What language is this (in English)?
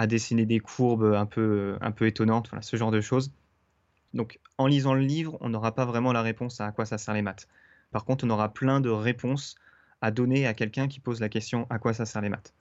French